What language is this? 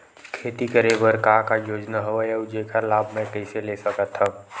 Chhattisgarhi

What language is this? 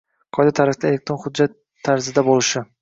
Uzbek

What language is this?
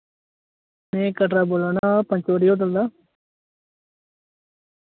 Dogri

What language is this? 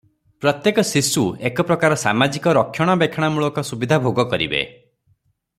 Odia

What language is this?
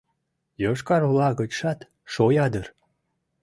Mari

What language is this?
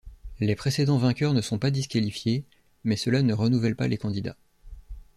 French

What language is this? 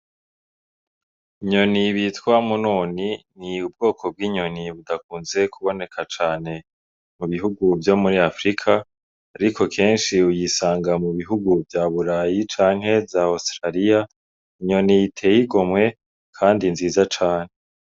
Rundi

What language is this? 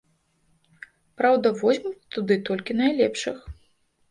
Belarusian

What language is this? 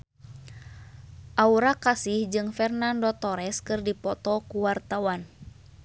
Sundanese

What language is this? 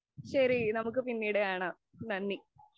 Malayalam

